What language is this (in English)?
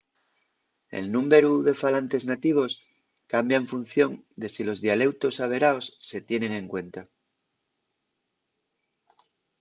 Asturian